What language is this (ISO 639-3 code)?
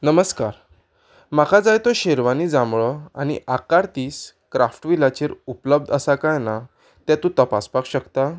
kok